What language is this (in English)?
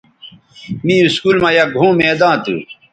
Bateri